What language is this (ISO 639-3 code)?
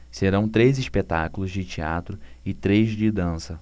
por